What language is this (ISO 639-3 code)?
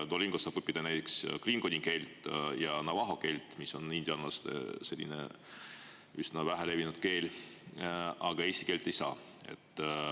est